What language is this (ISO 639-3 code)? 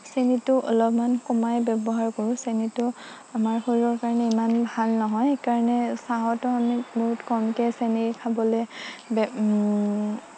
asm